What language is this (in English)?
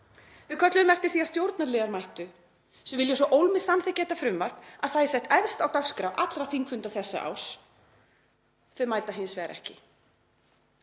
Icelandic